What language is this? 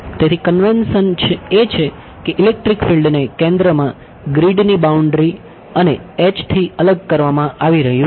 Gujarati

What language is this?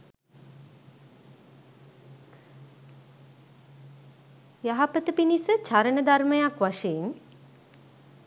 Sinhala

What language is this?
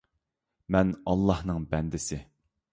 Uyghur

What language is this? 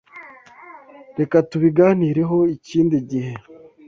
Kinyarwanda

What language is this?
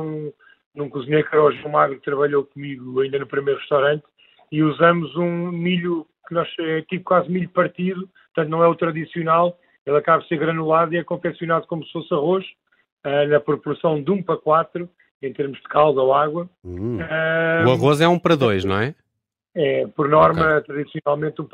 Portuguese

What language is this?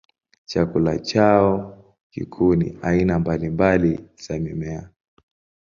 Swahili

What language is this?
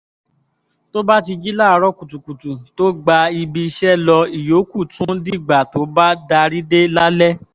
Yoruba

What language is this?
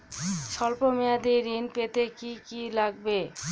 Bangla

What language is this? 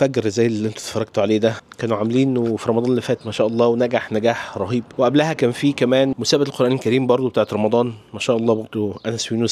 Arabic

